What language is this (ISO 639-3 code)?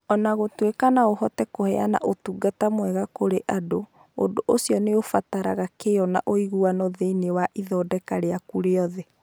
kik